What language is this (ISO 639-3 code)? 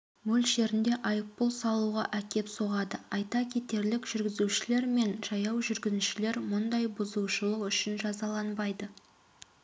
kaz